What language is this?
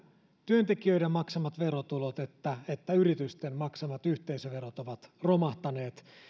Finnish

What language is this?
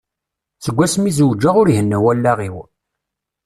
Kabyle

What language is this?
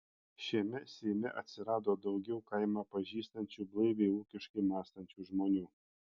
Lithuanian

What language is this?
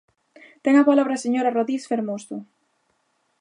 Galician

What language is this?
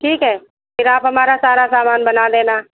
Hindi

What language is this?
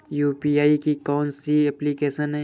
Hindi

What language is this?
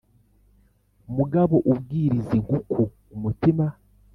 Kinyarwanda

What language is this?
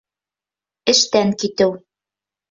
Bashkir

